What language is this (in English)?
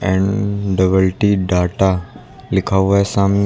Hindi